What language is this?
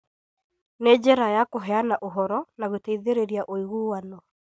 Kikuyu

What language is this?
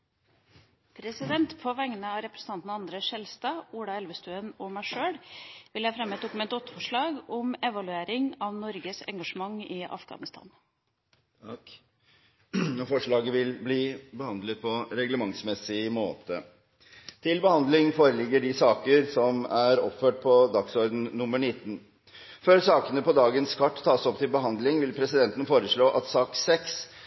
Norwegian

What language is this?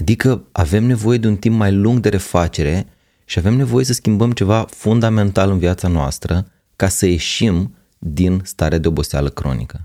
Romanian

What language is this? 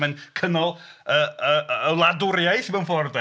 Welsh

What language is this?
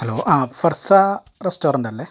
Malayalam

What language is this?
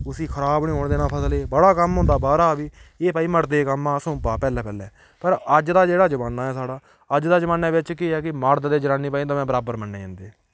Dogri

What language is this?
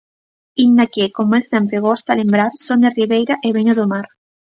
Galician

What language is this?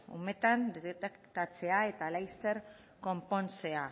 Basque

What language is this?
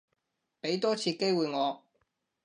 Cantonese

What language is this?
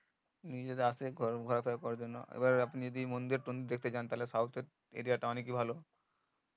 Bangla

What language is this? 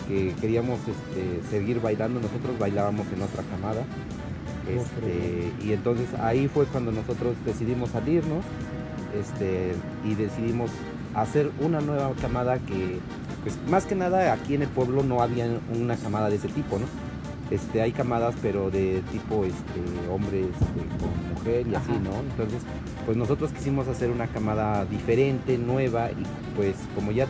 Spanish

